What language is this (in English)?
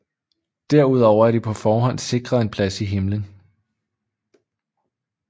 Danish